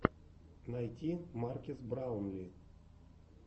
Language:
Russian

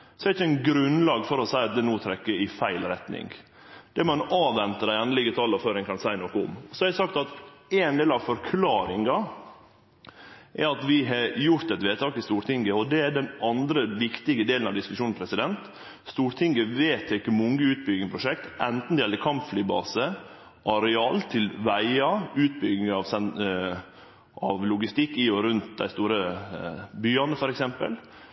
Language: Norwegian Nynorsk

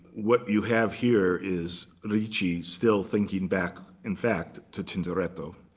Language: English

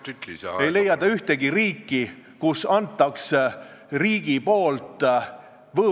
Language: Estonian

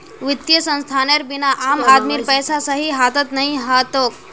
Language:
Magahi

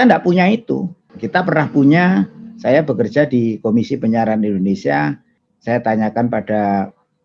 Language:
Indonesian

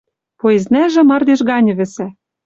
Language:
Western Mari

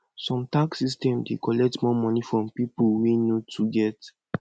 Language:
Nigerian Pidgin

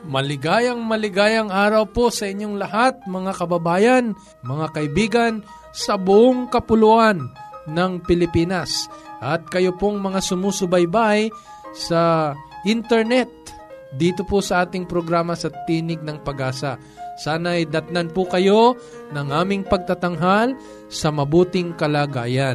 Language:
Filipino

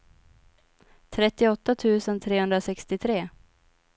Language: Swedish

